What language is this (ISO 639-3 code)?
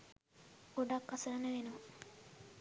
sin